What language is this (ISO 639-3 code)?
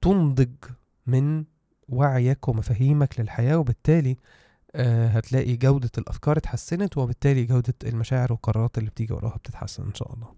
ara